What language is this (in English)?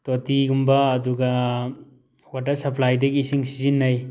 Manipuri